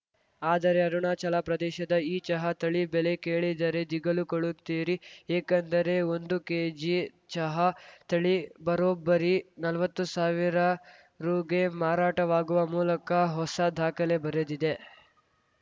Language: Kannada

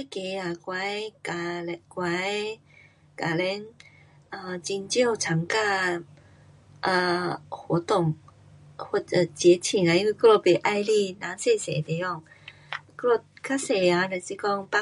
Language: Pu-Xian Chinese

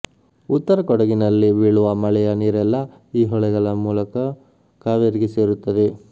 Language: Kannada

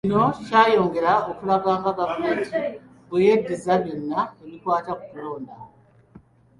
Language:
Ganda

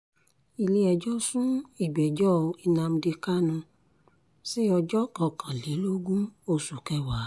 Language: Yoruba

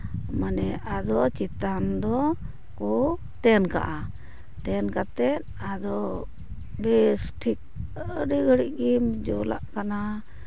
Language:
Santali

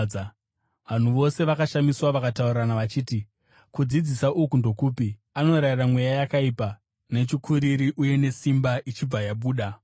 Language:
Shona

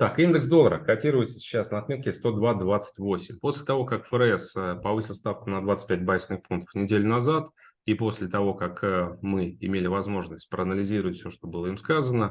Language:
Russian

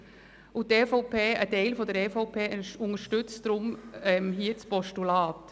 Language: Swiss German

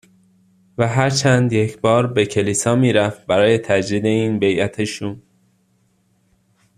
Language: Persian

